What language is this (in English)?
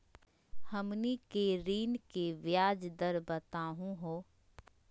Magahi